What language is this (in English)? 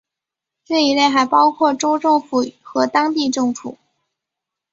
Chinese